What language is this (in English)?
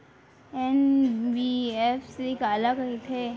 Chhattisgarhi